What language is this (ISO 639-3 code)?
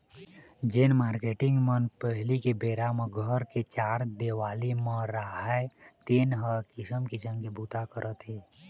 hne